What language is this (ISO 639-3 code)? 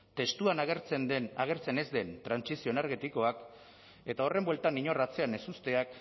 eus